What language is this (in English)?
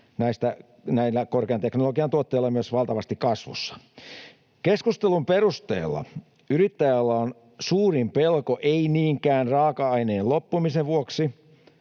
Finnish